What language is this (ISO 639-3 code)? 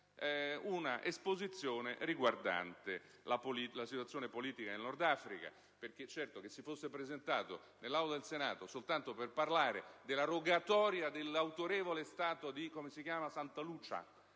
ita